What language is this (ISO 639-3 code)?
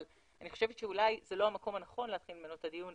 heb